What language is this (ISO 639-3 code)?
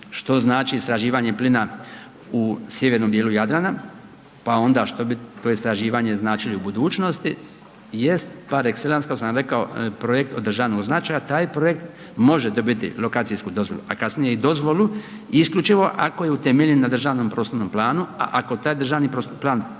hrv